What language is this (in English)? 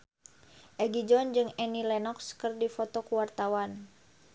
Sundanese